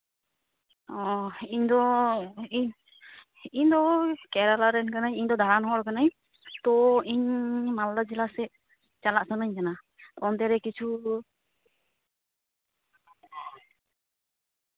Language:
Santali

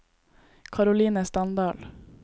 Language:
Norwegian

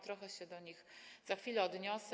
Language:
Polish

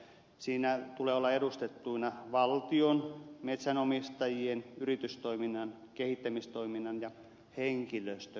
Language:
Finnish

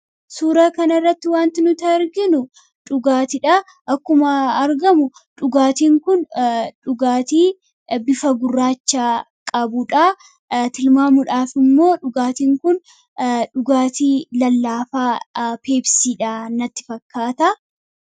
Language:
Oromo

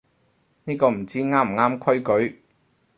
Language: Cantonese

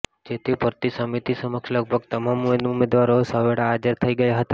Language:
Gujarati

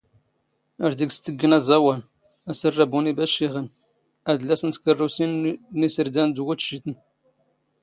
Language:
Standard Moroccan Tamazight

